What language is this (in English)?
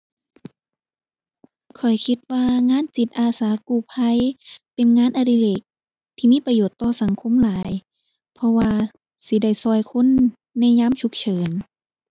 Thai